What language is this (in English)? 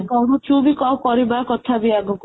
Odia